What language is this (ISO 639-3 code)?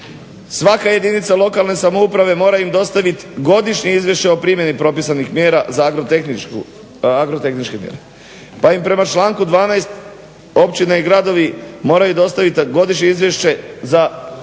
hrv